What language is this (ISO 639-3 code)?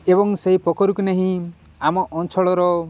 ori